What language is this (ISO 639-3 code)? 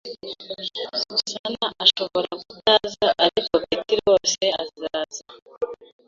kin